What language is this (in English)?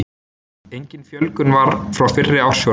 Icelandic